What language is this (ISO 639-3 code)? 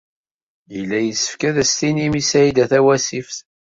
kab